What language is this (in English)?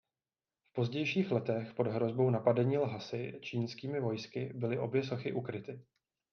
Czech